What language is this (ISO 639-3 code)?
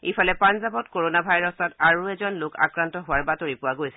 asm